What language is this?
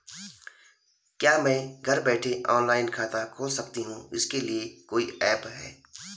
Hindi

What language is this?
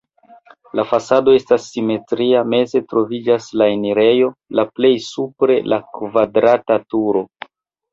Esperanto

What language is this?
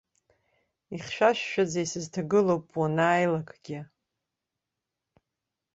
Abkhazian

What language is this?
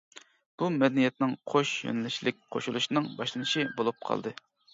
Uyghur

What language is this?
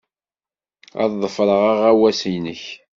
Kabyle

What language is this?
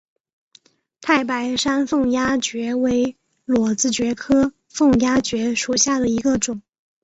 Chinese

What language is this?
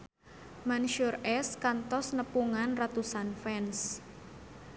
Sundanese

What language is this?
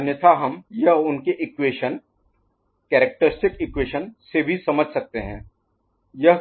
Hindi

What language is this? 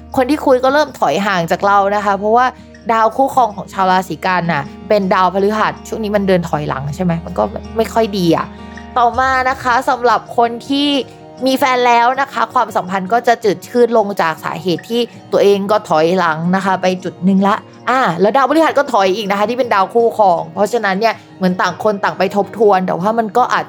Thai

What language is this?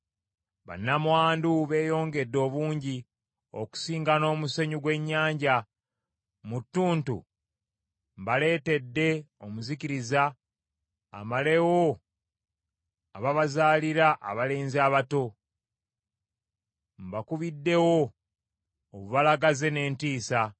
Ganda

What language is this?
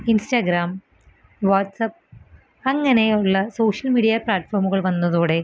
Malayalam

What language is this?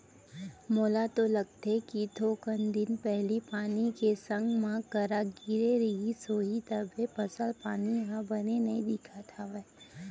Chhattisgarhi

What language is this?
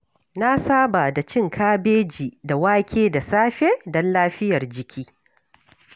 Hausa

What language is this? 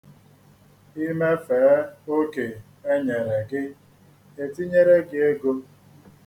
Igbo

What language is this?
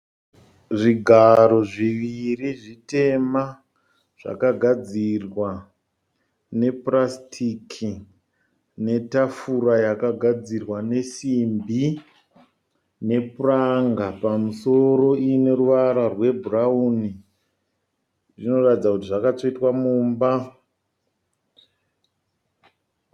Shona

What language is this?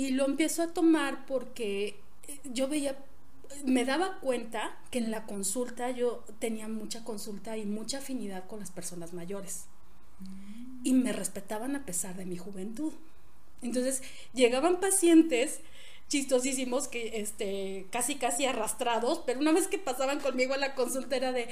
Spanish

